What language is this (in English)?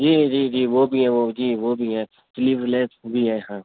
Urdu